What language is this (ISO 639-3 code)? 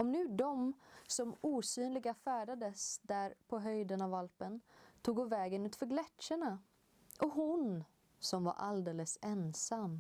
swe